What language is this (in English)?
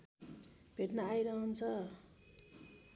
Nepali